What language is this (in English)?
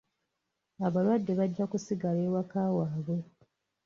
Ganda